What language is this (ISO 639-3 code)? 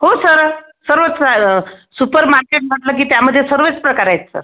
mar